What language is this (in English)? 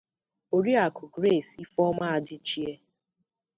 Igbo